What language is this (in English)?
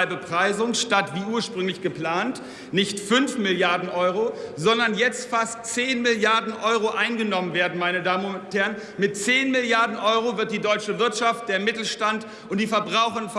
German